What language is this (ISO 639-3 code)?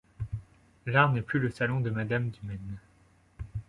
fra